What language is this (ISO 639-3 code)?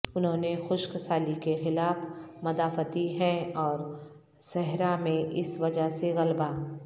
urd